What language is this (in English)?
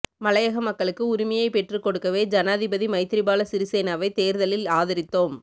Tamil